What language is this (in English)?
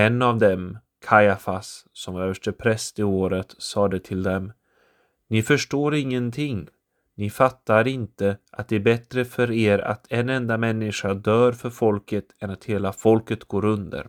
Swedish